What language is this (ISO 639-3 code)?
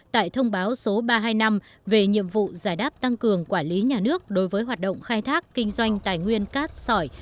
vie